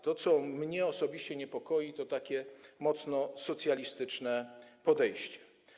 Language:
Polish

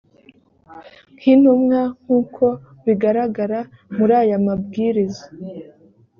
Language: Kinyarwanda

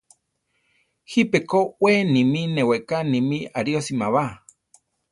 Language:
Central Tarahumara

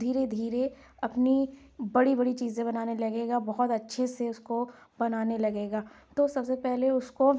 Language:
Urdu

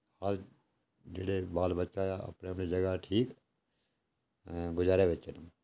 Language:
Dogri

